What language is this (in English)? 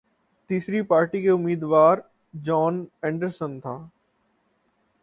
Urdu